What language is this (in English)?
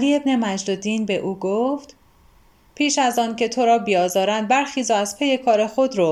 Persian